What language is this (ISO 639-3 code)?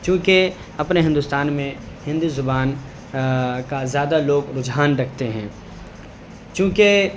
urd